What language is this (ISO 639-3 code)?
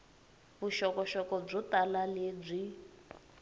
tso